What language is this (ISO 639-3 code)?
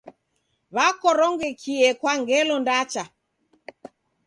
dav